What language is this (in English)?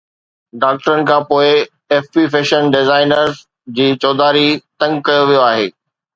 Sindhi